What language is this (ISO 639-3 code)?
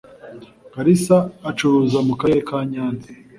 kin